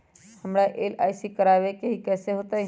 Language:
Magahi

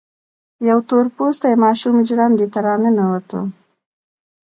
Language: Pashto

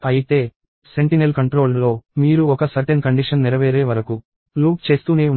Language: Telugu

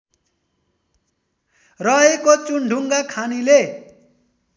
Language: Nepali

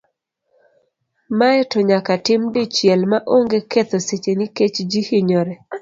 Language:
Luo (Kenya and Tanzania)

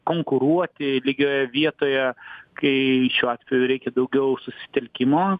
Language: Lithuanian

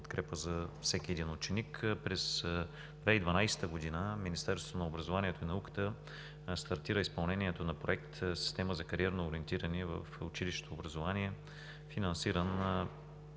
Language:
Bulgarian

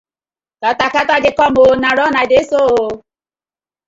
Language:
Nigerian Pidgin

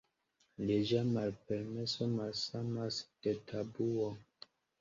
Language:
Esperanto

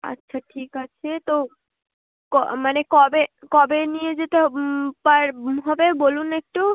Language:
Bangla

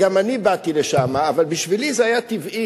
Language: Hebrew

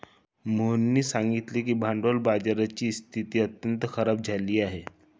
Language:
Marathi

